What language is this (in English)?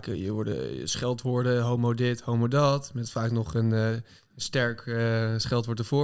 Dutch